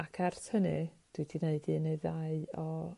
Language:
Welsh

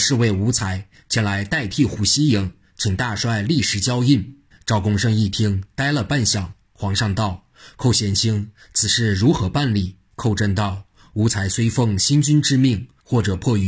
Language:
Chinese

